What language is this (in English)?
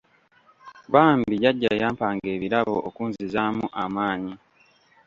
Ganda